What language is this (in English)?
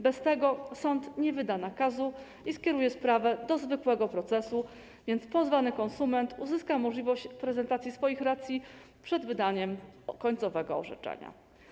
Polish